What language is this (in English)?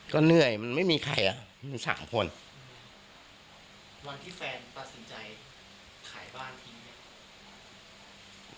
Thai